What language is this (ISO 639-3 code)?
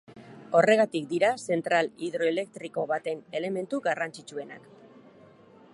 eus